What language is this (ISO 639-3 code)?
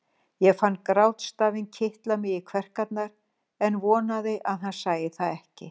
isl